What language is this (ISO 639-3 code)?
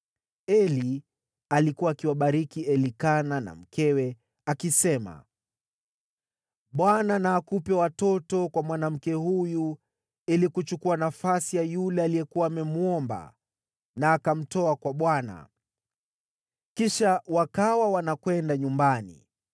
swa